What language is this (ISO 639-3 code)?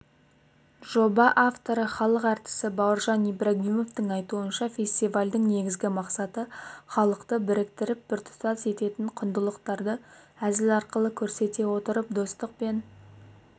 kaz